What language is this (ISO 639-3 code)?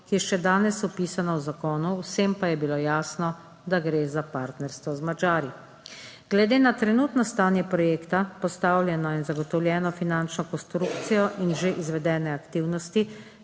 slv